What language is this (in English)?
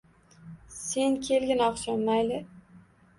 Uzbek